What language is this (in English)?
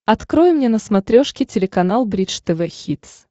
Russian